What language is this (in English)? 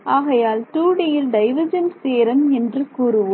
Tamil